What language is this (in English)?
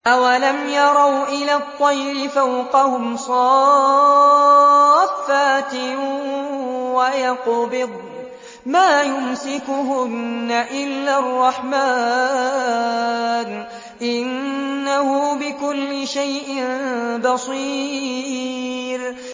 Arabic